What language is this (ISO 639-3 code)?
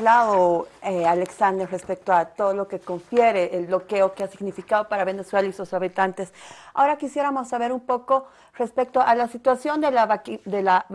spa